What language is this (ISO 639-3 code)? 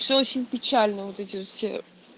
rus